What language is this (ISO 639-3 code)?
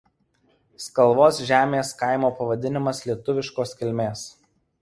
lit